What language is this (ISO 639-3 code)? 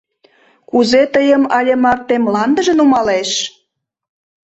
chm